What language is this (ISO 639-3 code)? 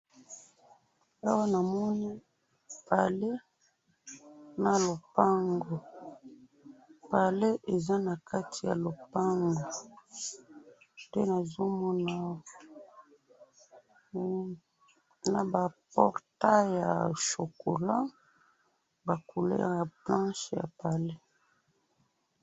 lin